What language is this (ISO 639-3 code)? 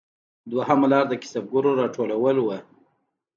pus